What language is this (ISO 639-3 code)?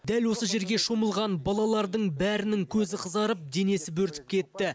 kaz